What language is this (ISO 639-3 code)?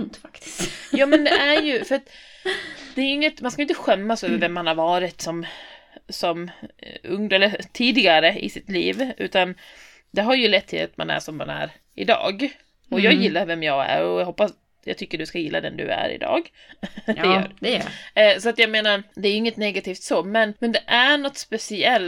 swe